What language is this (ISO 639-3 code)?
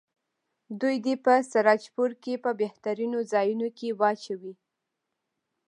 pus